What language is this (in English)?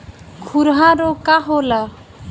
Bhojpuri